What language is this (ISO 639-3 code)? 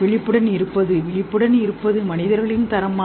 tam